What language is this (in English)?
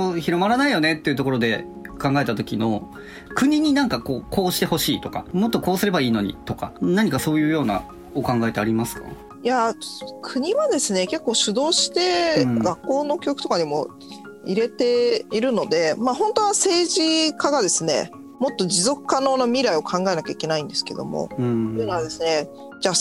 Japanese